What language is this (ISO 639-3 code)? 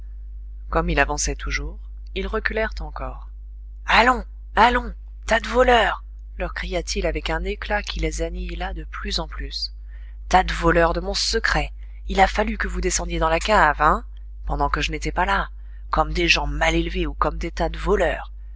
fra